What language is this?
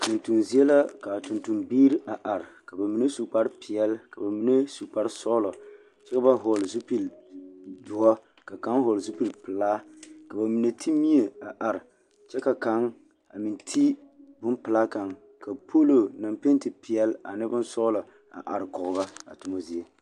Southern Dagaare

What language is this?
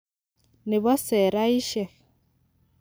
Kalenjin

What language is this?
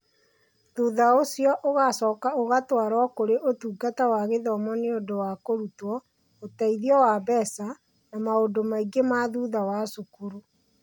Kikuyu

